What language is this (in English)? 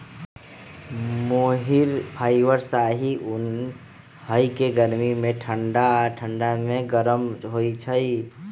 Magahi